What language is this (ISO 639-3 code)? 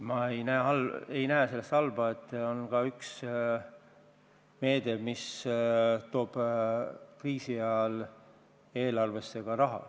est